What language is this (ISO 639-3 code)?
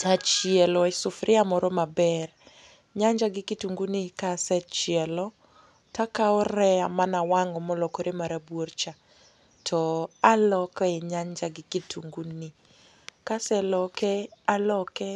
luo